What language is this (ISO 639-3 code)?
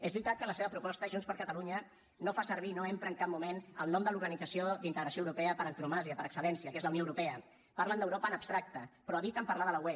cat